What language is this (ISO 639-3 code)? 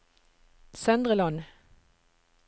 nor